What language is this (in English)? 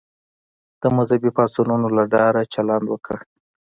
Pashto